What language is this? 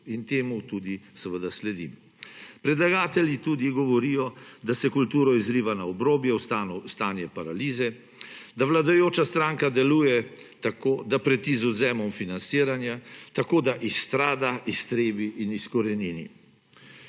Slovenian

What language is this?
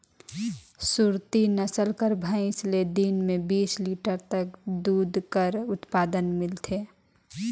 Chhattisgarhi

